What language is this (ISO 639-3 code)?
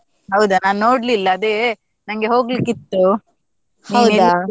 kan